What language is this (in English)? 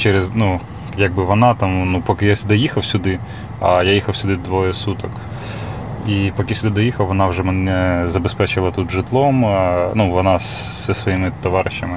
Ukrainian